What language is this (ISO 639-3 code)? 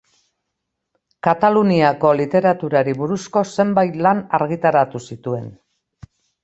eus